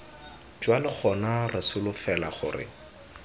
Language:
Tswana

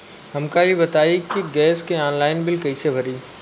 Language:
Bhojpuri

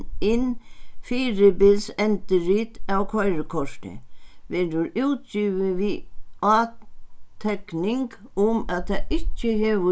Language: Faroese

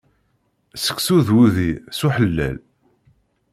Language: Kabyle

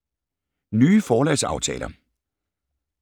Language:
Danish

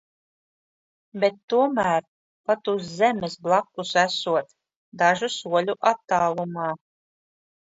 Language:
Latvian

